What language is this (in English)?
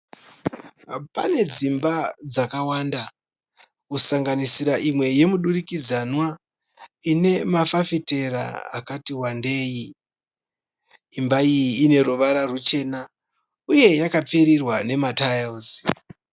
Shona